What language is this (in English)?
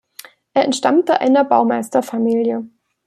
German